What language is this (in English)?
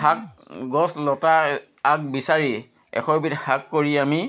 Assamese